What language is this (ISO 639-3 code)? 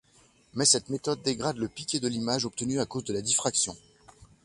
fra